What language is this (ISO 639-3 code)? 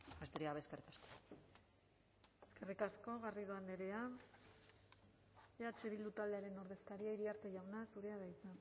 eus